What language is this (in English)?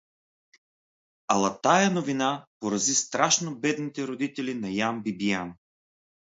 Bulgarian